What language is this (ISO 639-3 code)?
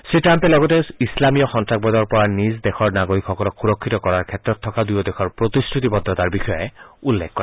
asm